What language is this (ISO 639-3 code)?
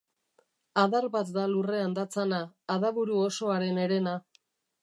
eus